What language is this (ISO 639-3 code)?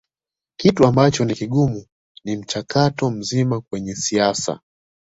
swa